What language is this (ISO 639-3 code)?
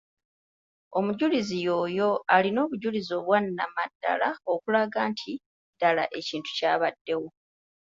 lug